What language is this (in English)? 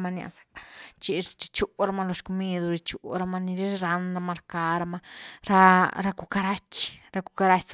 Güilá Zapotec